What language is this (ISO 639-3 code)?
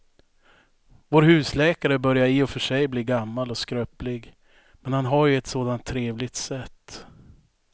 swe